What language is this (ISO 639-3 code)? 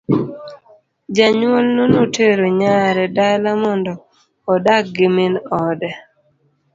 luo